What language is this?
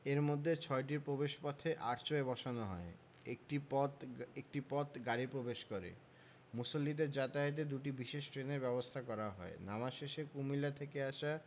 Bangla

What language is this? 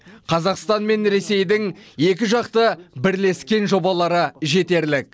Kazakh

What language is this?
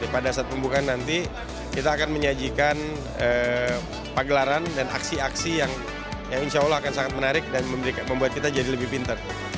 Indonesian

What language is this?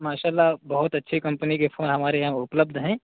Urdu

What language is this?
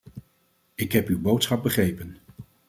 Dutch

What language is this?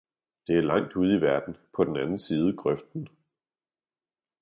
Danish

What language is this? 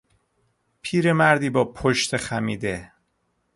Persian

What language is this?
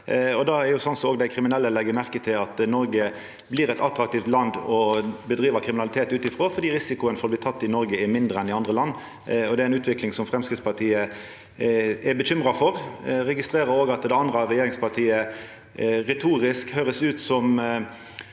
Norwegian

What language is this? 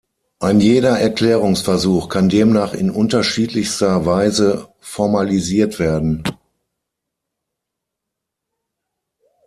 German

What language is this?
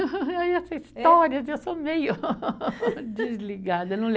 Portuguese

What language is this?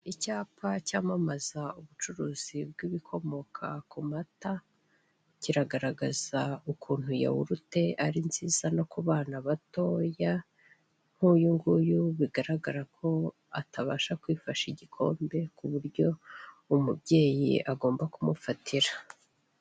Kinyarwanda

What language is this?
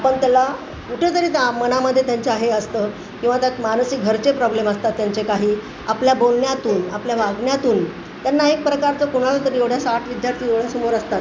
Marathi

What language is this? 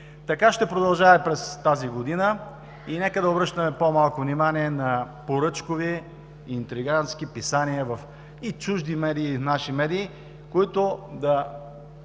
Bulgarian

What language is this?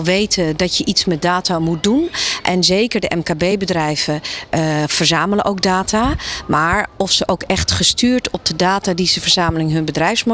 Dutch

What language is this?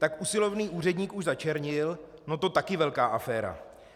Czech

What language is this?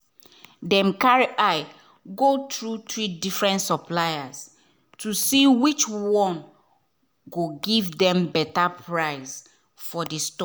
Nigerian Pidgin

